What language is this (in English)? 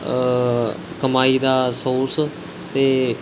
Punjabi